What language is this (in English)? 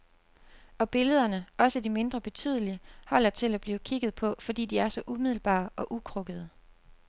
Danish